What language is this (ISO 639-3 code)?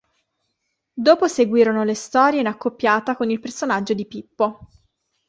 ita